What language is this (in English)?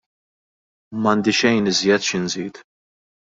Maltese